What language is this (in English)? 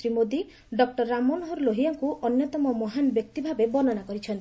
Odia